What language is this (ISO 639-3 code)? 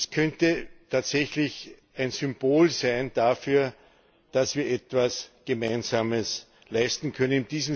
deu